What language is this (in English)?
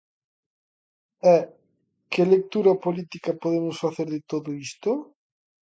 Galician